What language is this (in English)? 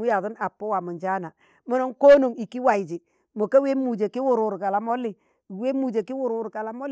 Tangale